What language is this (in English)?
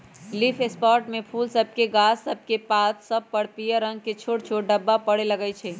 Magahi